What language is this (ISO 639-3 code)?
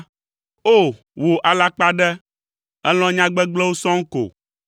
ewe